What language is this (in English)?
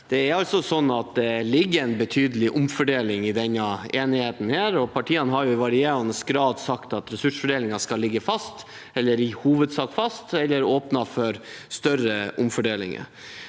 Norwegian